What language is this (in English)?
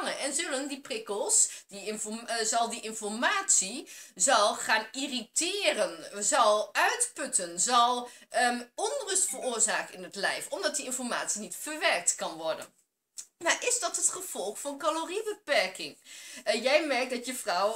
Dutch